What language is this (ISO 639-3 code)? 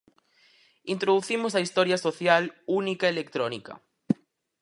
glg